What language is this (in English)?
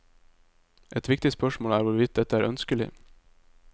Norwegian